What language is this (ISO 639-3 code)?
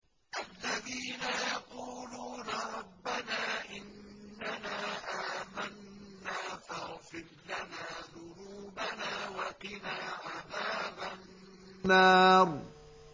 ara